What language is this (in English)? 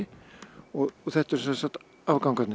Icelandic